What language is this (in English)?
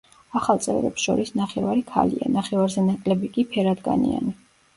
Georgian